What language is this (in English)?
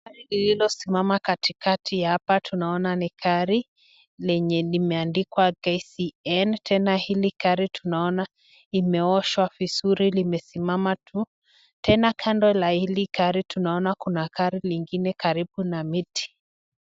Swahili